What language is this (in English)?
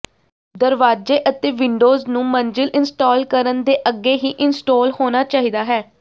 Punjabi